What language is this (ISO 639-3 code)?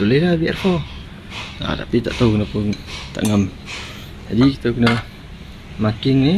msa